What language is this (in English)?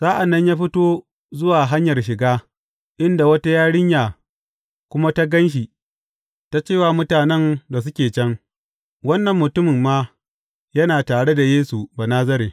Hausa